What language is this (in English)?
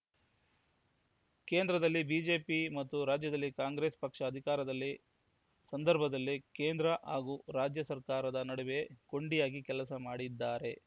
Kannada